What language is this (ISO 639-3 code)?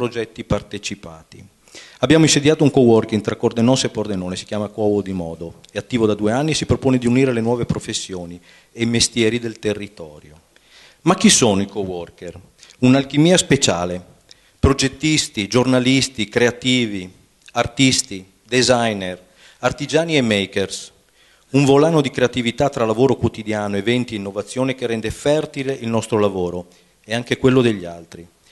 ita